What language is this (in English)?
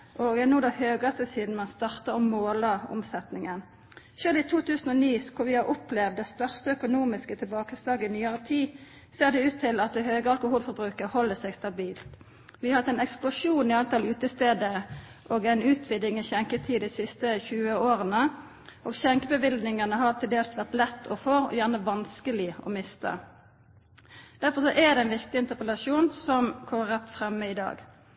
Norwegian Nynorsk